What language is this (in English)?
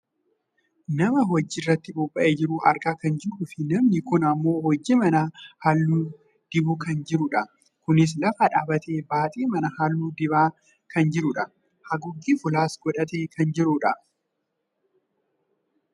Oromo